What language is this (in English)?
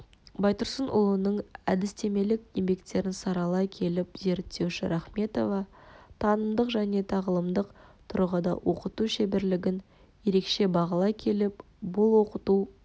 Kazakh